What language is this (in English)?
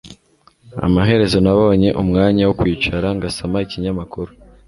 Kinyarwanda